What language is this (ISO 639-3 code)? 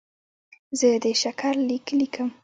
pus